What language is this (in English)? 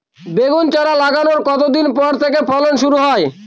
Bangla